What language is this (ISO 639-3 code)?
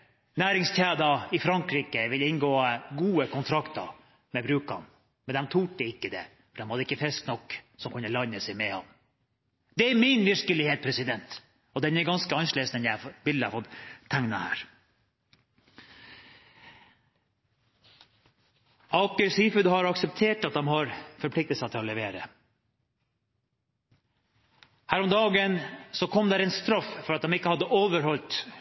nob